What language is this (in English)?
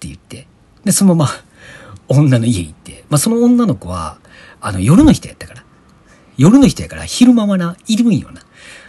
Japanese